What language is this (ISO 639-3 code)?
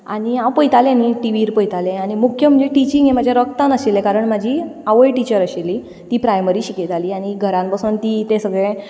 kok